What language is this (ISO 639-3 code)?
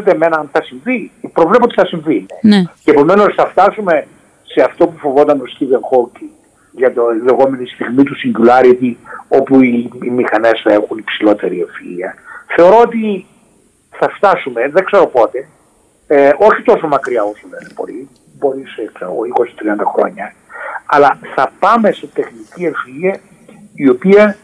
ell